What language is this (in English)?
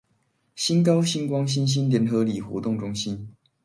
Chinese